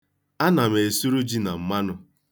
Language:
Igbo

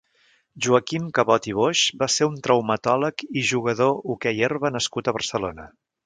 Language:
Catalan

